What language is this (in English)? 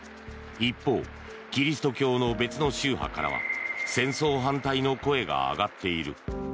Japanese